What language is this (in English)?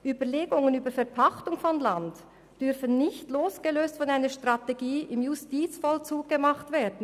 Swiss German